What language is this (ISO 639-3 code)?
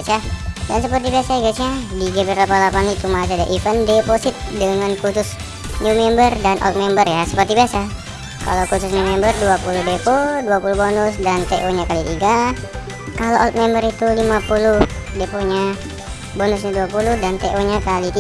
ind